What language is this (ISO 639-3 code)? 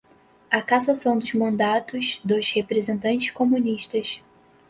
por